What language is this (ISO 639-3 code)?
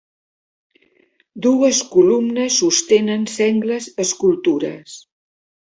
cat